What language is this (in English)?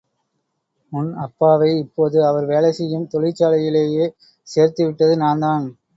Tamil